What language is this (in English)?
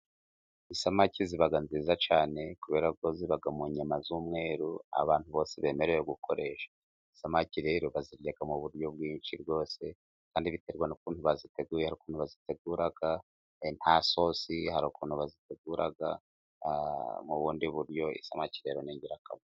Kinyarwanda